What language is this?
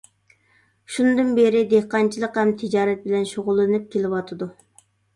Uyghur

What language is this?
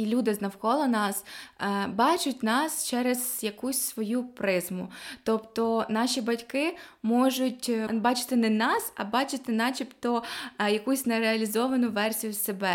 Ukrainian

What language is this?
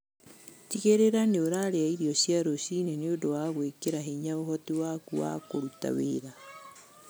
Kikuyu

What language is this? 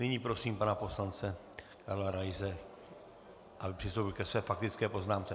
Czech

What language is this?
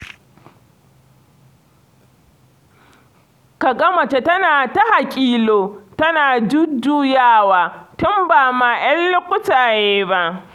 Hausa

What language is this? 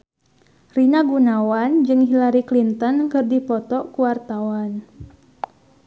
Sundanese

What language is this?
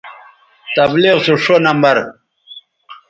Bateri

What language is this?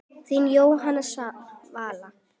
Icelandic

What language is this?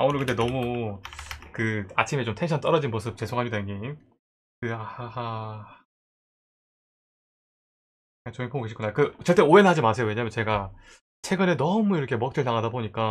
Korean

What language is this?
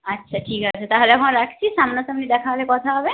Bangla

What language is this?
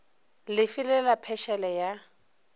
Northern Sotho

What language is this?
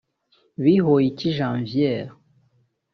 Kinyarwanda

